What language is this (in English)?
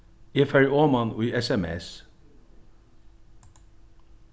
Faroese